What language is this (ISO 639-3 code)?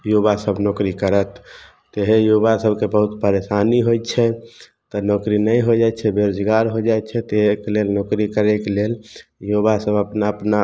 mai